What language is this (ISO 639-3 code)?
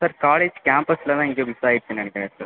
tam